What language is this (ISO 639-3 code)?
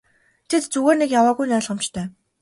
mon